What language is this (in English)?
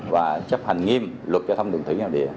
Vietnamese